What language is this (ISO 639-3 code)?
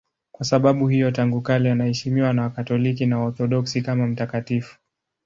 swa